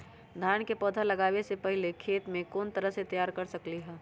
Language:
Magahi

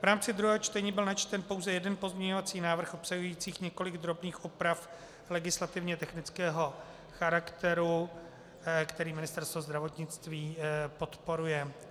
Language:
Czech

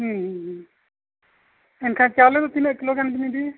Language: Santali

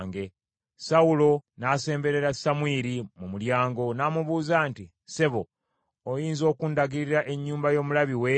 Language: Ganda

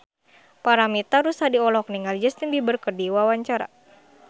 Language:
Sundanese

